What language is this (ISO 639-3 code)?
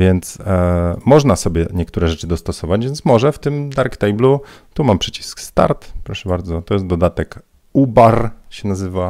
pol